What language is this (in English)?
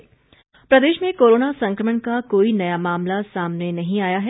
Hindi